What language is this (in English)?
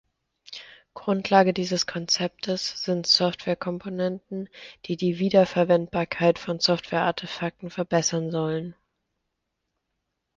German